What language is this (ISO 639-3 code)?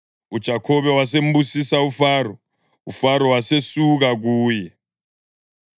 nde